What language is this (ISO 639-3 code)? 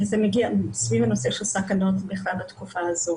heb